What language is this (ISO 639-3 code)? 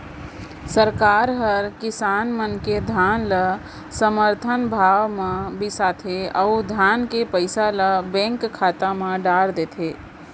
hne